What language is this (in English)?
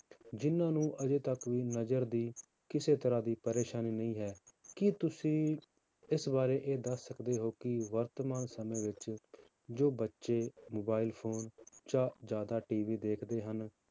Punjabi